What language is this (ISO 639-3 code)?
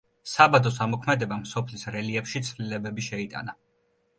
kat